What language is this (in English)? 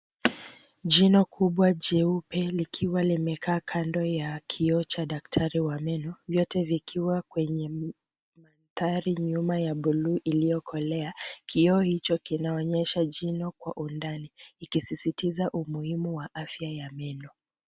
Swahili